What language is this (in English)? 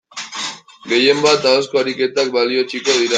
Basque